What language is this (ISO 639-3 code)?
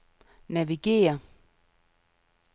dan